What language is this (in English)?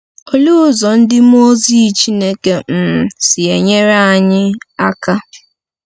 Igbo